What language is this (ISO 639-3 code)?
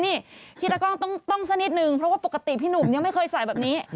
tha